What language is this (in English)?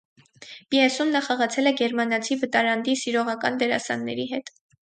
Armenian